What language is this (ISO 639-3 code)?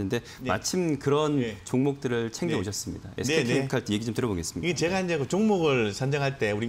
kor